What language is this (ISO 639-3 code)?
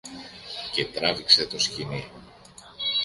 ell